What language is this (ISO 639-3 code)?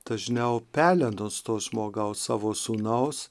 lit